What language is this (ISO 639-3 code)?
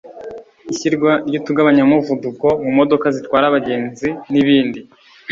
kin